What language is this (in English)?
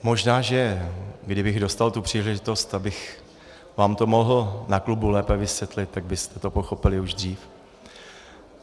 Czech